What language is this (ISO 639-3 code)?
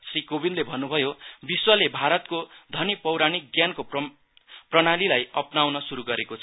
nep